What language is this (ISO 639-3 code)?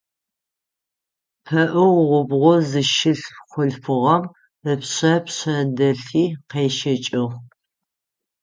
ady